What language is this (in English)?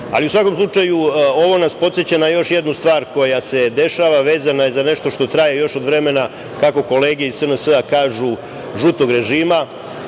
Serbian